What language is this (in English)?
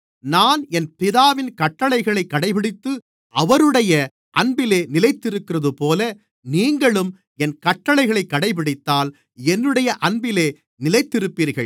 Tamil